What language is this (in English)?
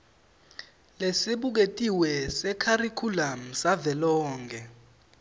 Swati